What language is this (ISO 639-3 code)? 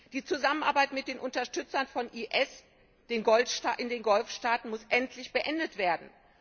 deu